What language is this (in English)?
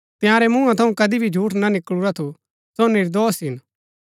Gaddi